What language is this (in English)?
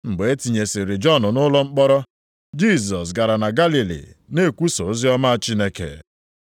Igbo